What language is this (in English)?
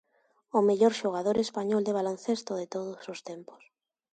Galician